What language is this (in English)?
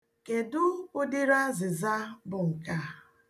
Igbo